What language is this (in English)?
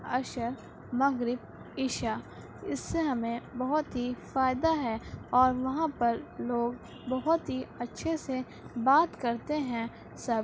Urdu